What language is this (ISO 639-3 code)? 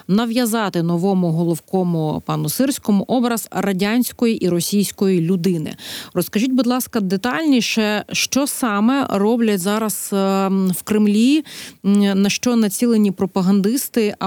ukr